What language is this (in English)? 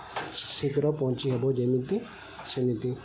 Odia